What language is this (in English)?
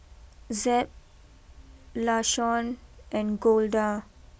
English